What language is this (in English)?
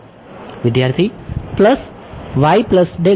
Gujarati